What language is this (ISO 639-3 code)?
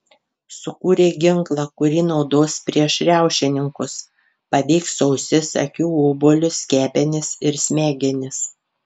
lit